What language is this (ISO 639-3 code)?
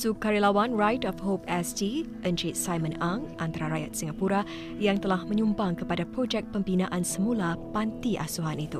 msa